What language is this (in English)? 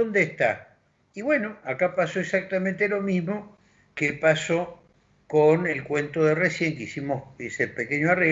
Spanish